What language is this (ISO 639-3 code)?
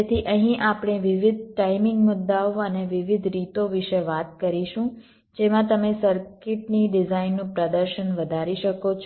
guj